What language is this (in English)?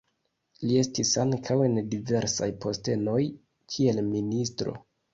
Esperanto